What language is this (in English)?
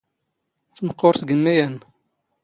Standard Moroccan Tamazight